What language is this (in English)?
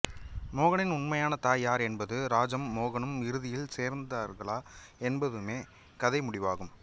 Tamil